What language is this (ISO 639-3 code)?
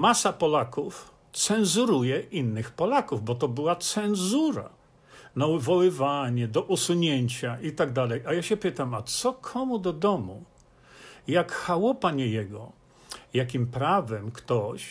pol